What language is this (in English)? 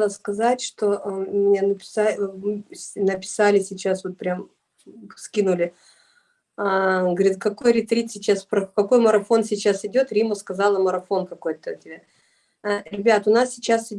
Russian